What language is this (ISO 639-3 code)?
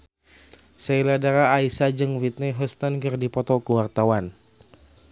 sun